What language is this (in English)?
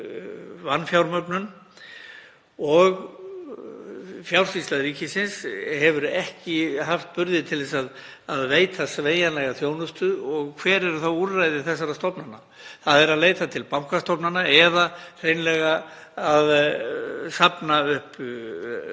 Icelandic